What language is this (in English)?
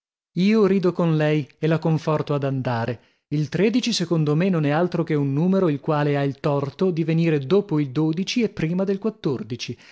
Italian